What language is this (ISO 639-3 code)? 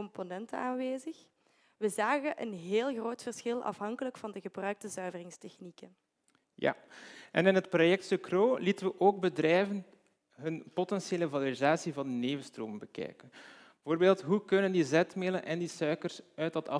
nld